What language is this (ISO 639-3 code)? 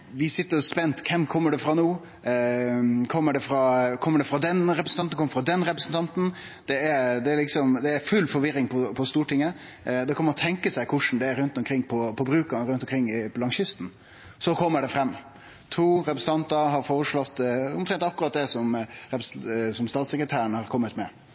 nno